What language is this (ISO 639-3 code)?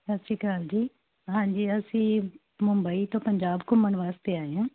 pan